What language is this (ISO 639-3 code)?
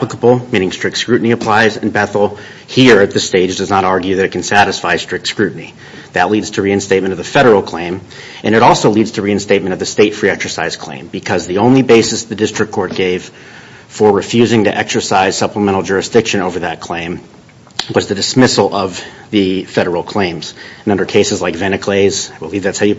eng